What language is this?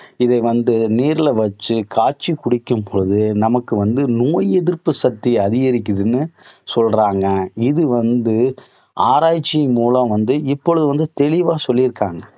Tamil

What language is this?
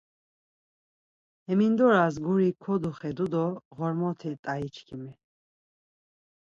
Laz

